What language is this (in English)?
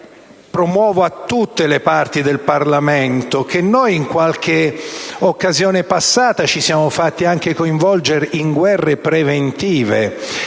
Italian